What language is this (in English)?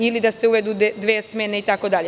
Serbian